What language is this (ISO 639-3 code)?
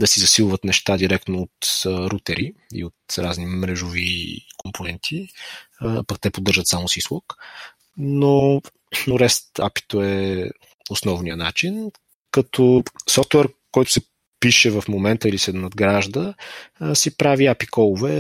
bul